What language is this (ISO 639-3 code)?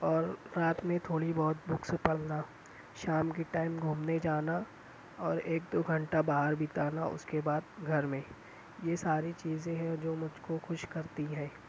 urd